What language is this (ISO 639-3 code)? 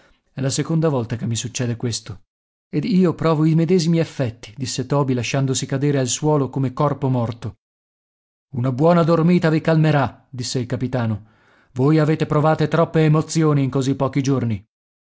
ita